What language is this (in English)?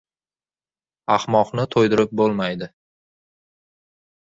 Uzbek